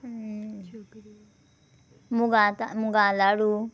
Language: Konkani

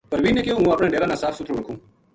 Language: Gujari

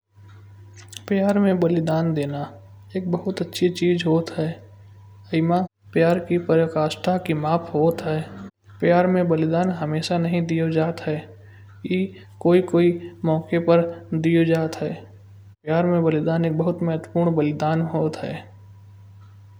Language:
Kanauji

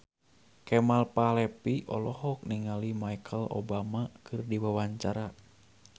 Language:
Sundanese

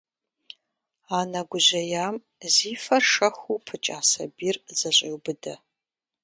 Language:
Kabardian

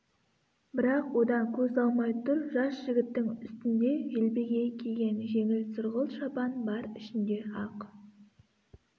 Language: Kazakh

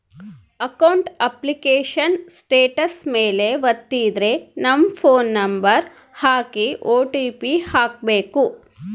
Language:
Kannada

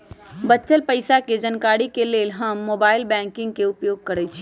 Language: Magahi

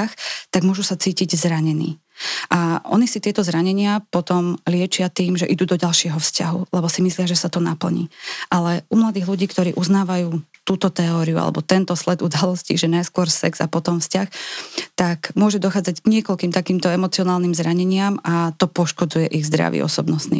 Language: Slovak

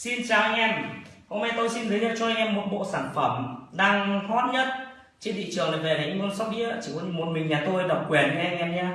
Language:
Vietnamese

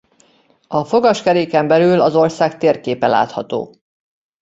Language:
Hungarian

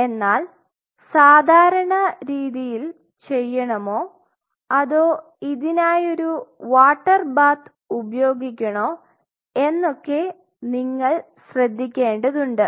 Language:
Malayalam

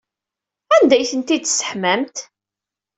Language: Kabyle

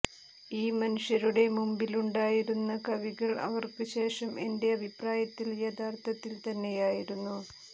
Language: Malayalam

